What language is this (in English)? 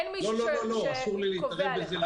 Hebrew